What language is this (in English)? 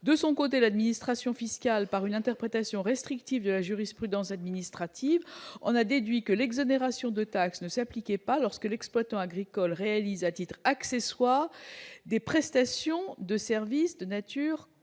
French